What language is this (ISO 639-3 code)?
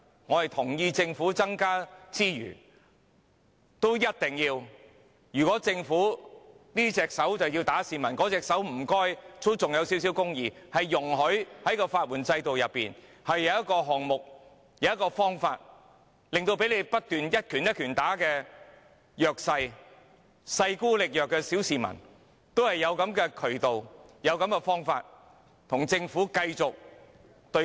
yue